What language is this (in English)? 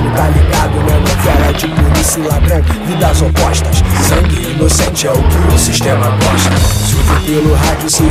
Portuguese